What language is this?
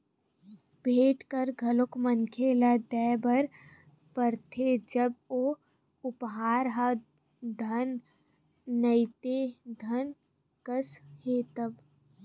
Chhattisgarhi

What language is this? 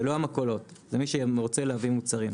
Hebrew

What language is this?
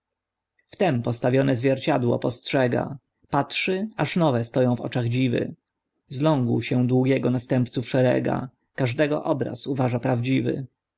Polish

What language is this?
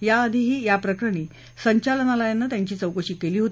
Marathi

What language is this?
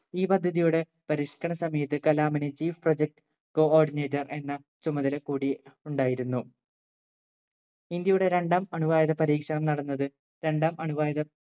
Malayalam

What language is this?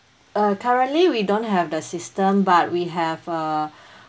English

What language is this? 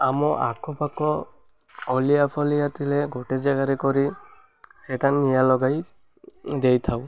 Odia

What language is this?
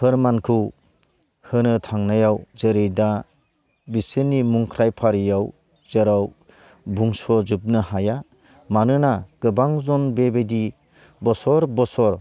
Bodo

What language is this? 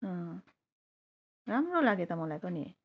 Nepali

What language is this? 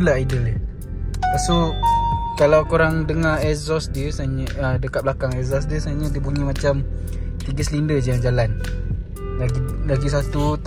Malay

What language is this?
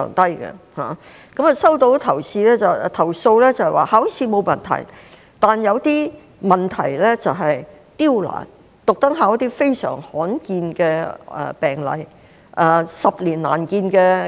Cantonese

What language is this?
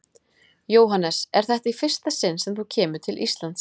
Icelandic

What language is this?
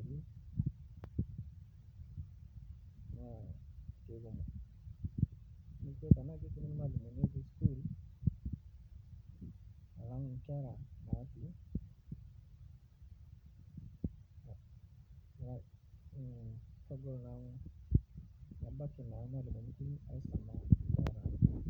Masai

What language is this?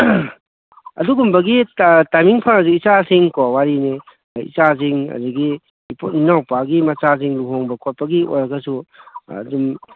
Manipuri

